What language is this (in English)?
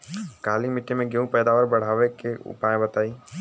Bhojpuri